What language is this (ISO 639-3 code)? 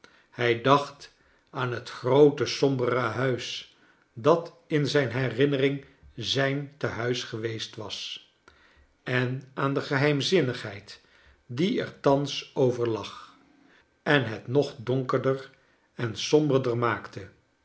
nld